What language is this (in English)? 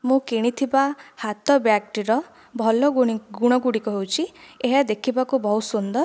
Odia